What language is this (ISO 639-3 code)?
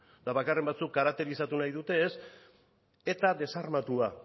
eus